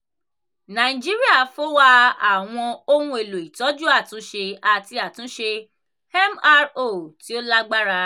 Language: Yoruba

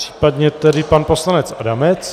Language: Czech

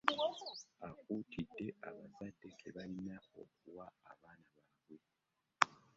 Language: Ganda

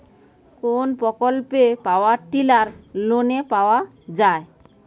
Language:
Bangla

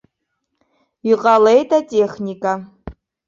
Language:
Abkhazian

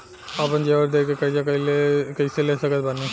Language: Bhojpuri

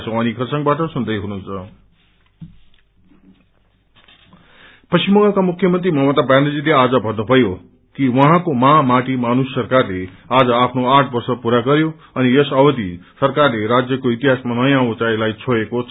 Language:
Nepali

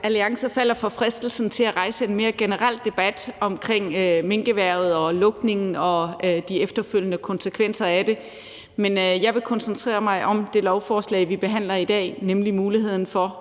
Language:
Danish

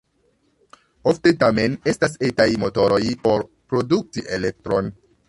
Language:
Esperanto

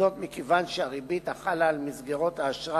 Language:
Hebrew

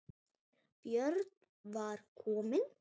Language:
Icelandic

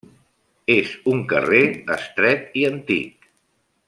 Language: Catalan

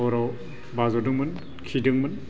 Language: Bodo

